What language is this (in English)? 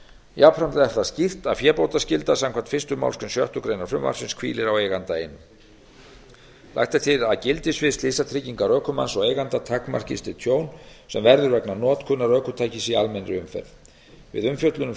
Icelandic